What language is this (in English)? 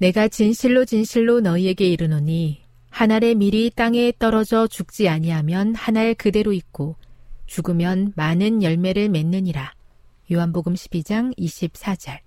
Korean